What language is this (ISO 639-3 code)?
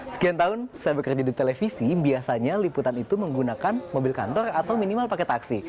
ind